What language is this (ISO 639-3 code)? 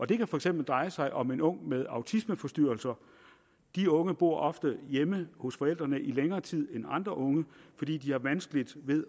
dan